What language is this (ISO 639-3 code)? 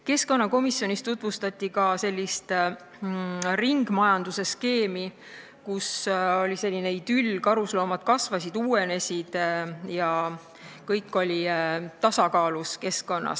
est